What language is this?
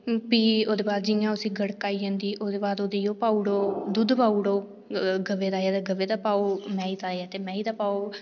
Dogri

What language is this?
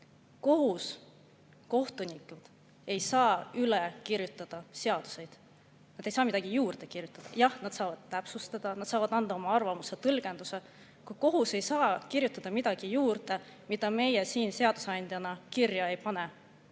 Estonian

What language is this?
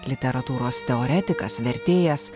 Lithuanian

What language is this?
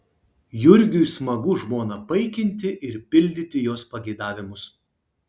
Lithuanian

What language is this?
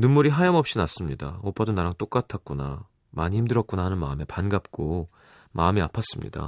Korean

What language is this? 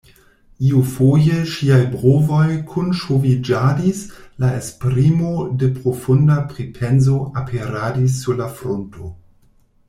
Esperanto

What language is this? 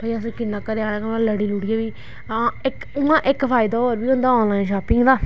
Dogri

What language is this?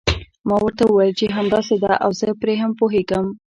Pashto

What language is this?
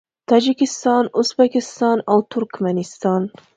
Pashto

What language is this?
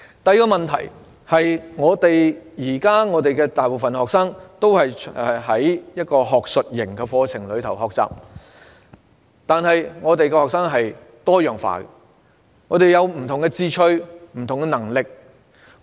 Cantonese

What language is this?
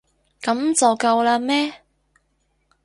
Cantonese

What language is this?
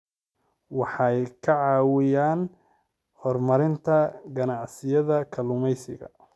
Somali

